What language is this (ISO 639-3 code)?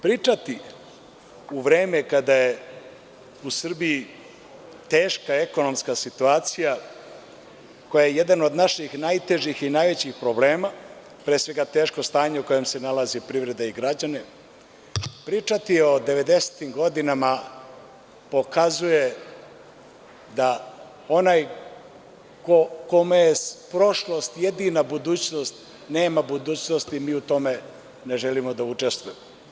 srp